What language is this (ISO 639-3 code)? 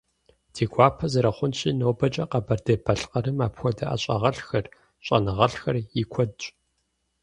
kbd